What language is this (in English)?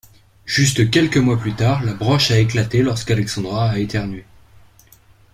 French